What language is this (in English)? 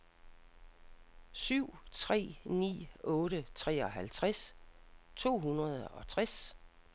Danish